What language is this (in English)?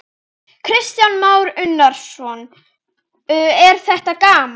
Icelandic